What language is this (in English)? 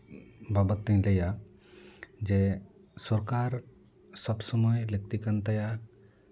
Santali